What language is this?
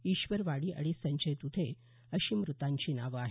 Marathi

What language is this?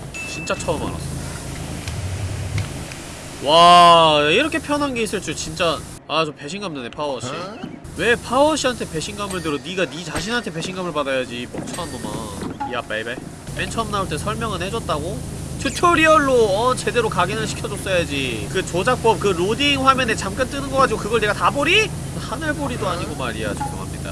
Korean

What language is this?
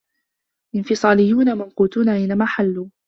Arabic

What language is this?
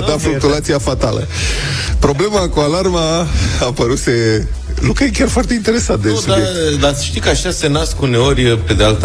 Romanian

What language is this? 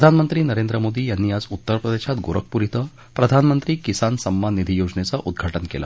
Marathi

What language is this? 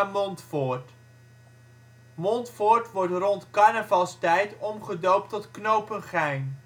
Dutch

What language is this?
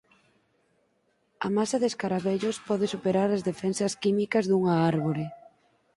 Galician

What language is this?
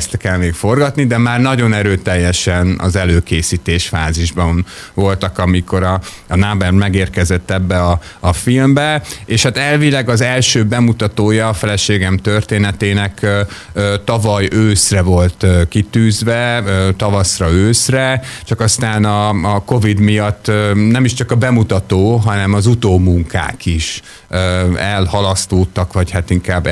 Hungarian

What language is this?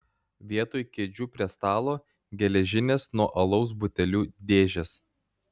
Lithuanian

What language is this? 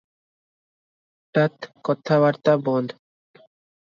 Odia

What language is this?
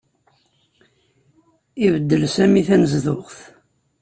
Kabyle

